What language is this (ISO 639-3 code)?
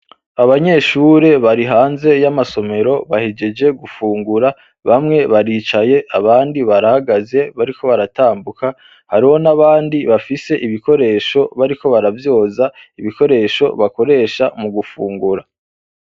run